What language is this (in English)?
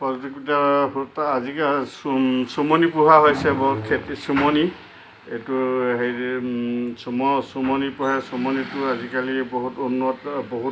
Assamese